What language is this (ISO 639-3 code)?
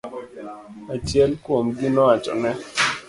luo